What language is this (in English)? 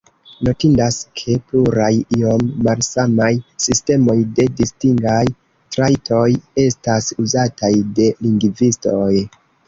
Esperanto